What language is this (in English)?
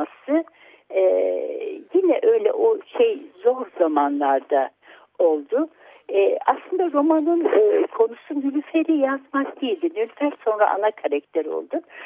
Turkish